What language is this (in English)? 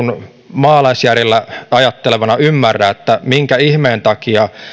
Finnish